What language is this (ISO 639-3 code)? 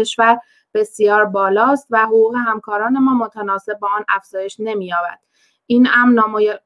fas